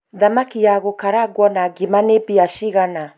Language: Kikuyu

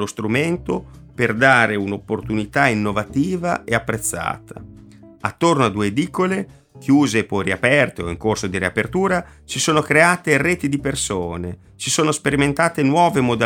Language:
Italian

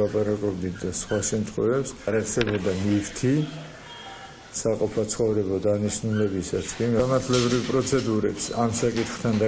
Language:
Romanian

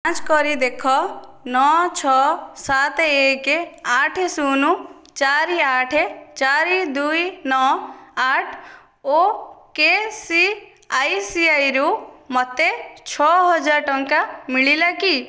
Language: Odia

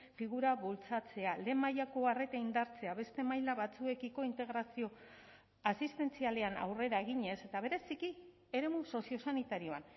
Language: Basque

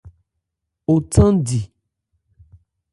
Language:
Ebrié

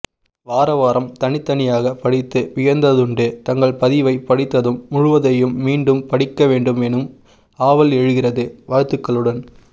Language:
Tamil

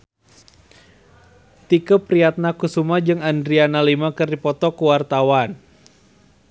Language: Sundanese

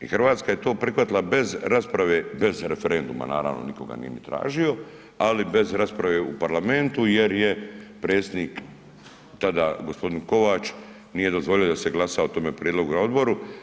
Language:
Croatian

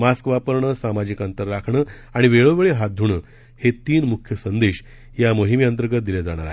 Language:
Marathi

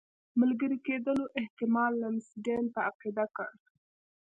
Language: Pashto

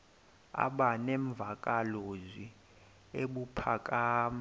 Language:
Xhosa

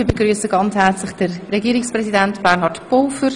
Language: Swiss German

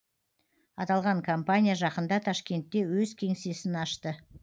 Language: Kazakh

